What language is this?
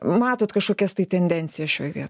Lithuanian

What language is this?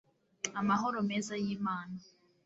Kinyarwanda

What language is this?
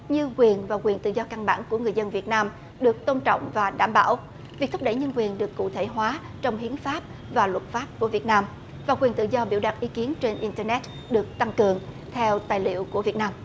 Vietnamese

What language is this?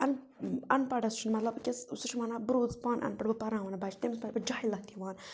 Kashmiri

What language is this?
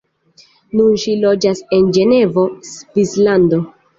Esperanto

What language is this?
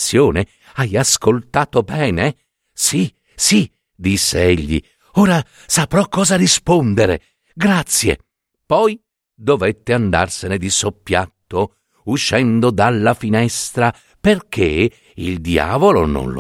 Italian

